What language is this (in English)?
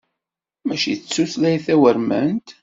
Kabyle